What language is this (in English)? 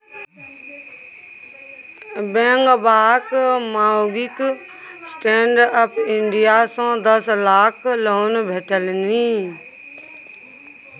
Maithili